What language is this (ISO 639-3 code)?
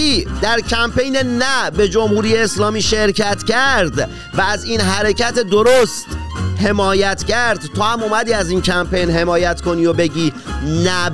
fas